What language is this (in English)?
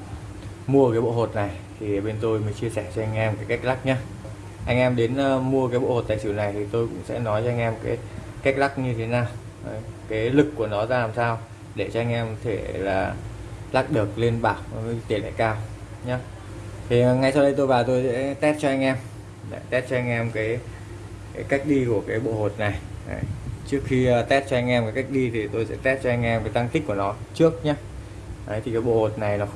Vietnamese